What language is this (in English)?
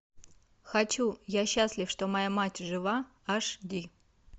Russian